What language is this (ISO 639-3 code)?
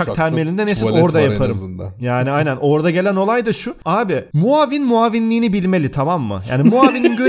tur